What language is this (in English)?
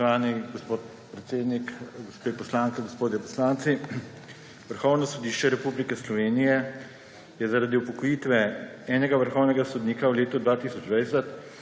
Slovenian